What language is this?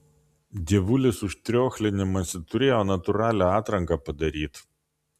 Lithuanian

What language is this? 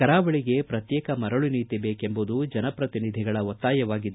Kannada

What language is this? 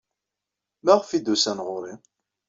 Kabyle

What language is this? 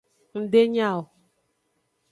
Aja (Benin)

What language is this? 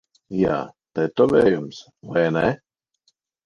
Latvian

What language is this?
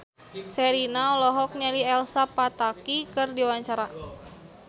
Sundanese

